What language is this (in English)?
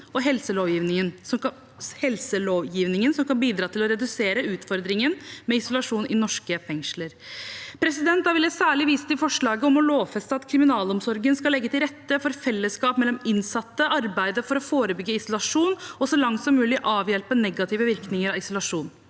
Norwegian